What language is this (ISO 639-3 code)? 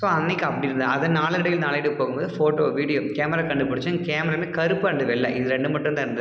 tam